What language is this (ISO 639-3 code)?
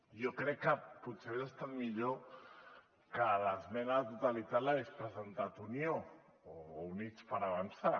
cat